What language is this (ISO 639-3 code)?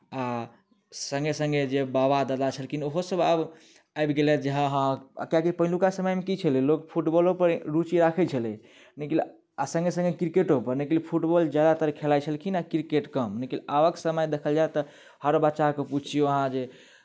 mai